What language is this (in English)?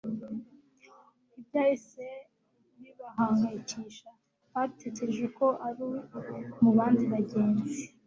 Kinyarwanda